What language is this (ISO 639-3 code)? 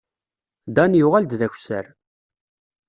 kab